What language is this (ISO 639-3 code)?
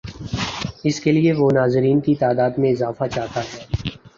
urd